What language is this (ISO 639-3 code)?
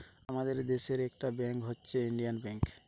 ben